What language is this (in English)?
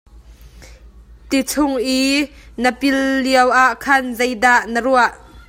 Hakha Chin